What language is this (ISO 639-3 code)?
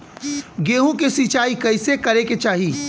bho